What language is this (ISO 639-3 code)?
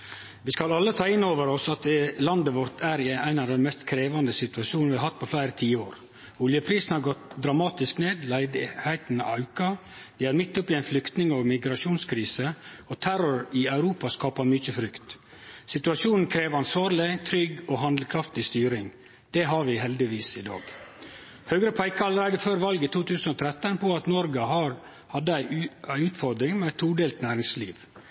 nno